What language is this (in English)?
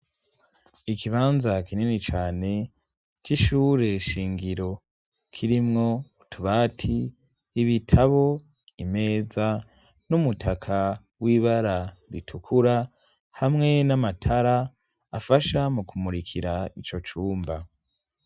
Rundi